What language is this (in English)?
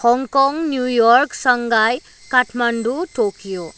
Nepali